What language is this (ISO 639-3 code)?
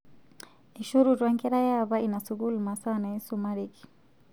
mas